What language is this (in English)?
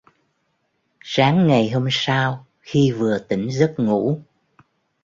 Vietnamese